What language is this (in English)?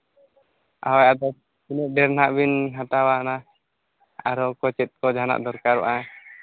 Santali